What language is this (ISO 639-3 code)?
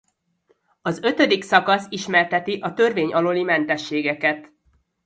hun